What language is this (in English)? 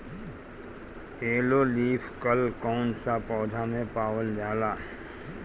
Bhojpuri